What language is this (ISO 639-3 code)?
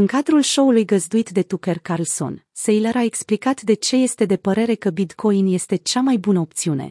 ron